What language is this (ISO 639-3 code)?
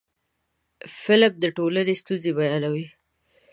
pus